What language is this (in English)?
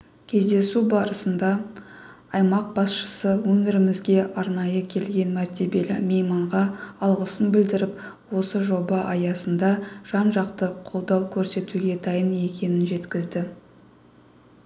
Kazakh